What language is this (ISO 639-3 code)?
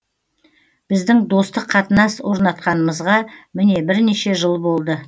kaz